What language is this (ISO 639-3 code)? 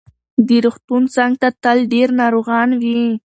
pus